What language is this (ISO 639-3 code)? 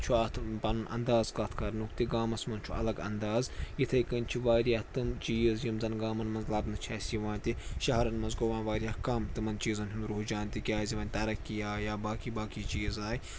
kas